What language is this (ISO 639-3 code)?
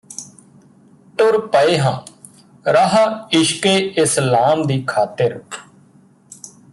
pan